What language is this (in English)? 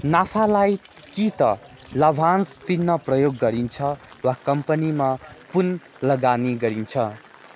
Nepali